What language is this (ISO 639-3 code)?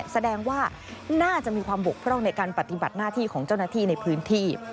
tha